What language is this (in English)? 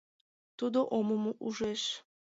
Mari